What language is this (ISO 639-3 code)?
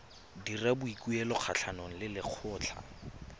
tsn